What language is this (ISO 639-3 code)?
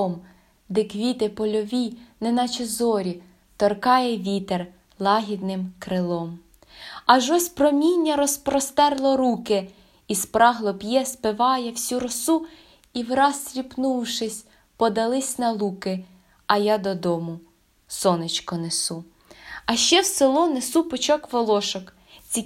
ukr